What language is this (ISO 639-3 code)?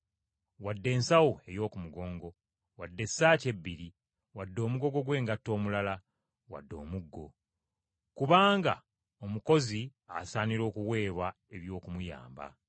lug